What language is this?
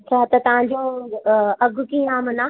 Sindhi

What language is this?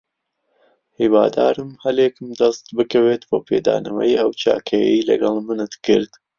Central Kurdish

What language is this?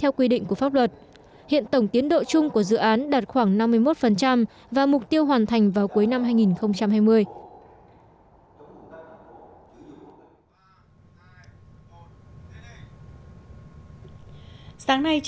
Vietnamese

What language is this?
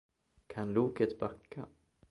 Swedish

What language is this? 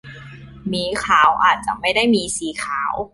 Thai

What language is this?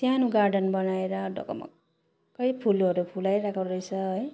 Nepali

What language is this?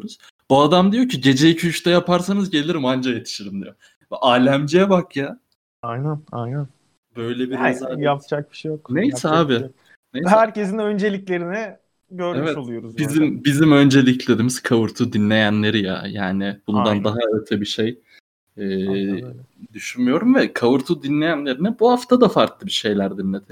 Turkish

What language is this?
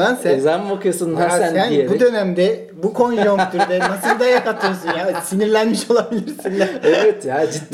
Turkish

